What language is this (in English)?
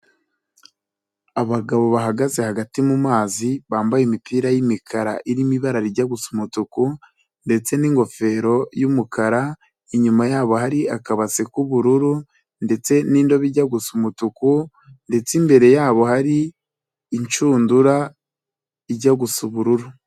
Kinyarwanda